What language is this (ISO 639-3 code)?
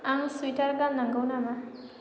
brx